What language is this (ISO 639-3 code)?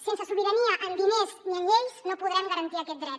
cat